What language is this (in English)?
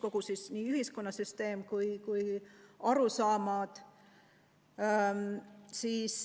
Estonian